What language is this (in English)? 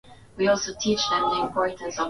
Swahili